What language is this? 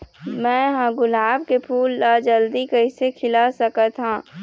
Chhattisgarhi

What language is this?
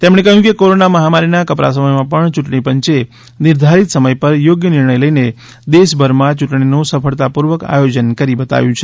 Gujarati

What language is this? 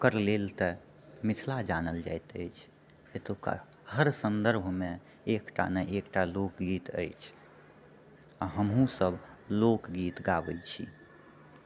Maithili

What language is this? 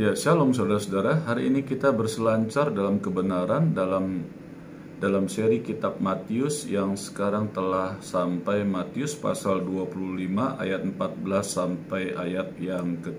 Indonesian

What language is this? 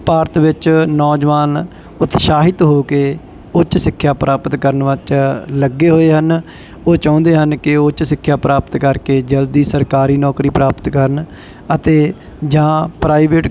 Punjabi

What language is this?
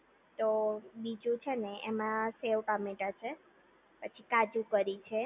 Gujarati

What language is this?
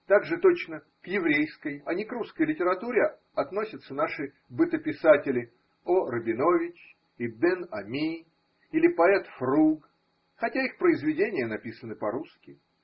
Russian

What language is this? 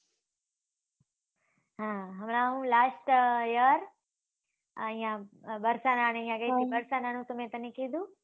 Gujarati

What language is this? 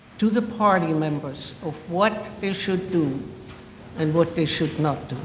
English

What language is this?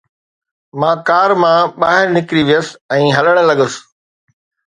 Sindhi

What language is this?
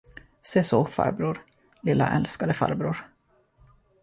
Swedish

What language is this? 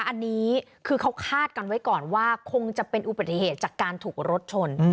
Thai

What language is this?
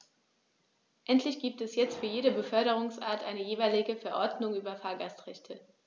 German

